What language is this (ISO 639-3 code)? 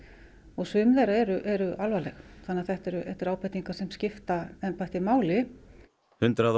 isl